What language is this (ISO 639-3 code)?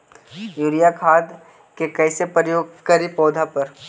mag